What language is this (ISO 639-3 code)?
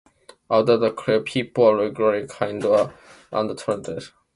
eng